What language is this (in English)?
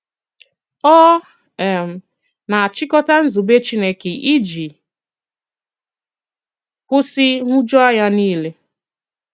Igbo